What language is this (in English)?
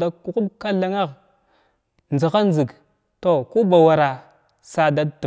Glavda